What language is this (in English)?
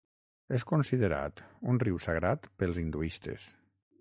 Catalan